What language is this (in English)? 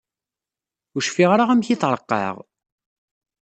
Kabyle